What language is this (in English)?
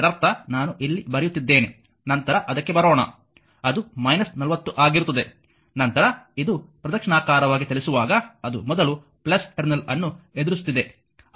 Kannada